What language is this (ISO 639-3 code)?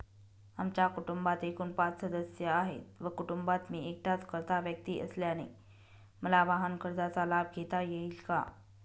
mar